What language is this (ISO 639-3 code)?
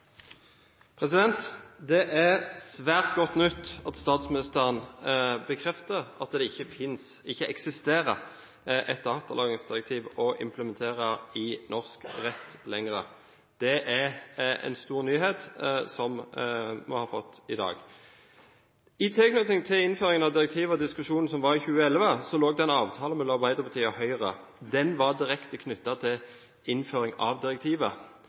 nor